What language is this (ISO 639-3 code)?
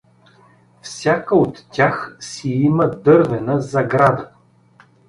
bul